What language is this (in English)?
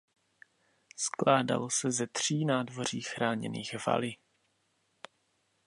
Czech